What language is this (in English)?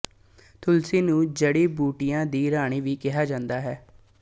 Punjabi